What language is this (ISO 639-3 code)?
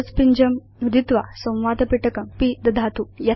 san